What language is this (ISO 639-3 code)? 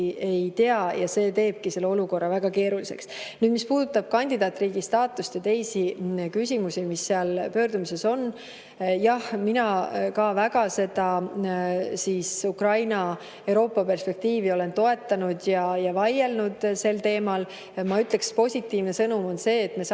est